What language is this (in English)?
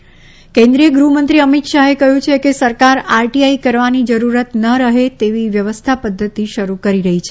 Gujarati